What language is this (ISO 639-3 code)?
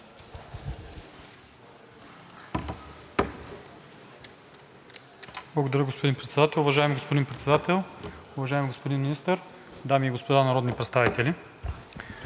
bul